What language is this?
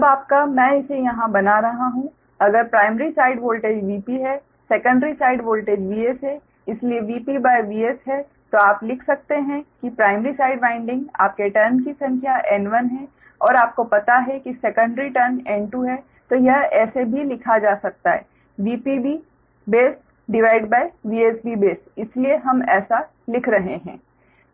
Hindi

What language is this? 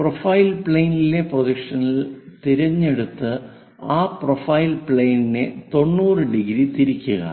Malayalam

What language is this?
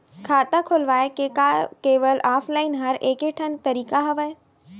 Chhattisgarhi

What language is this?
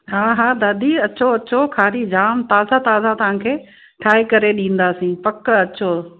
Sindhi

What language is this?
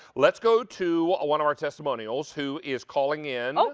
English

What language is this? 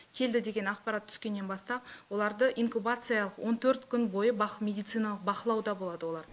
Kazakh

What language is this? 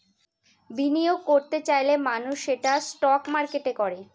Bangla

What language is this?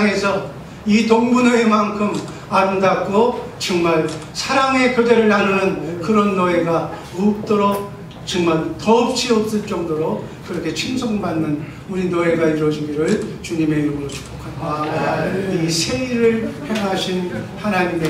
Korean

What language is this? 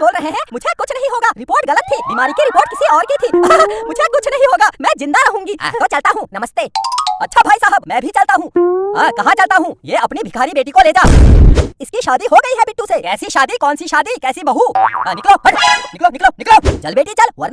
Hindi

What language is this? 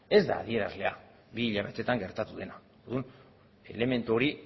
Basque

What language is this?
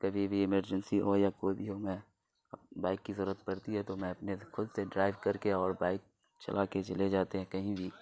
Urdu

